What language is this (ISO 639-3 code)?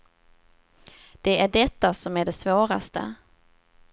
swe